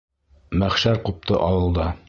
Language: Bashkir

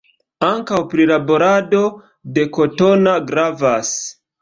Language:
Esperanto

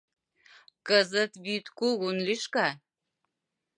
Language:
Mari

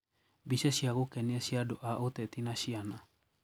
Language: Kikuyu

